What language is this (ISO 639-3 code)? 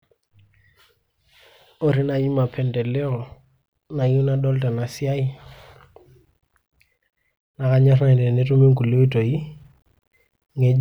mas